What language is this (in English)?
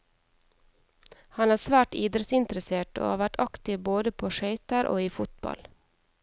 Norwegian